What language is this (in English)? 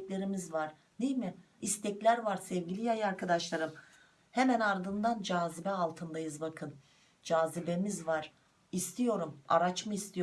Turkish